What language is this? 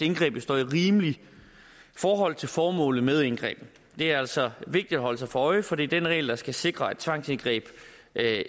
Danish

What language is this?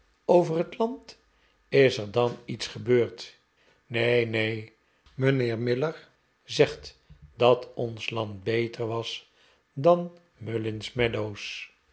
Dutch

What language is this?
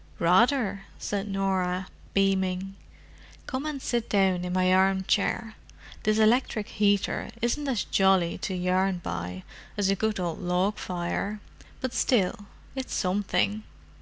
English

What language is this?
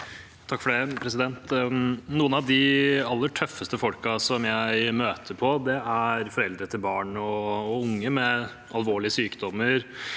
Norwegian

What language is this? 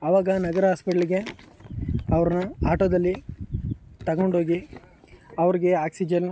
Kannada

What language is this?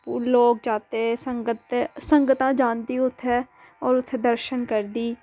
Dogri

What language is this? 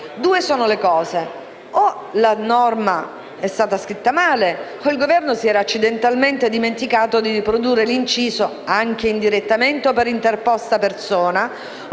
Italian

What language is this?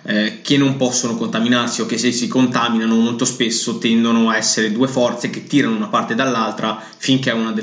Italian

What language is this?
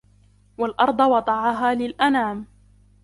Arabic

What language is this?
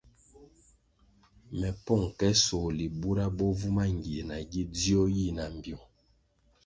Kwasio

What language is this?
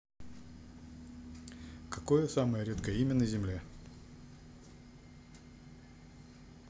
Russian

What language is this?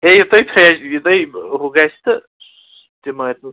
Kashmiri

